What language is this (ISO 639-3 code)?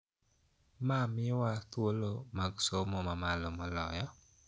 luo